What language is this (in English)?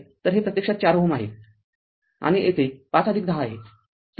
Marathi